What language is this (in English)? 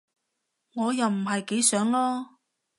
Cantonese